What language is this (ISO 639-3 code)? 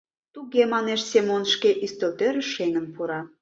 chm